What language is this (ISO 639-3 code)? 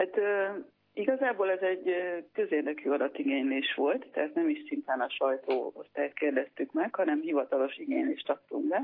hun